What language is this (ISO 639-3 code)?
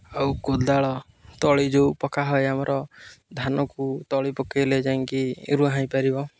ori